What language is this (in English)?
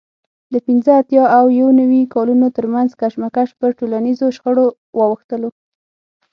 Pashto